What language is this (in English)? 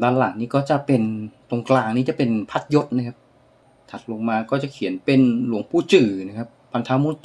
Thai